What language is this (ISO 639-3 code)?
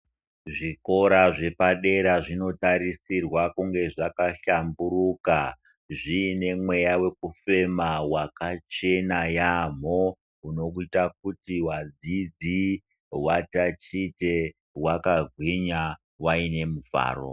ndc